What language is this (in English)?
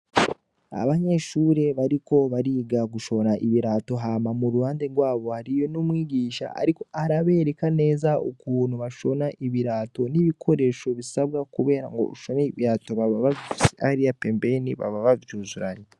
Rundi